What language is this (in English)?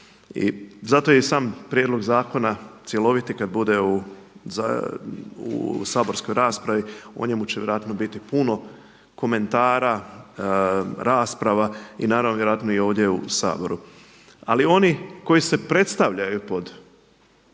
Croatian